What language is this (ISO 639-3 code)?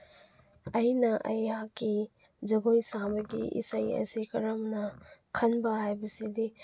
mni